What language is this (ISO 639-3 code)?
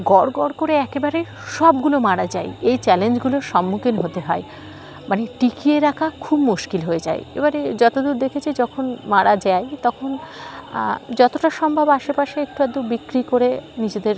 ben